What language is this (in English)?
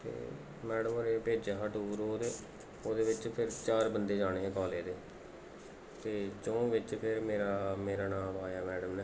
Dogri